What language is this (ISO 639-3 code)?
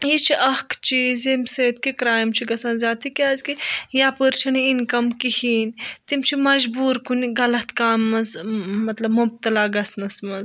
kas